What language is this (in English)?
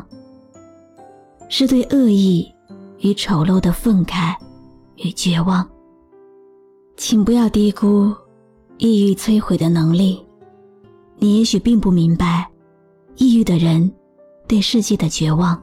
Chinese